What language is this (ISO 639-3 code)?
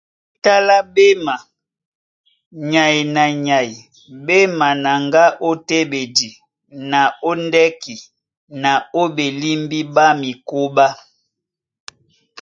dua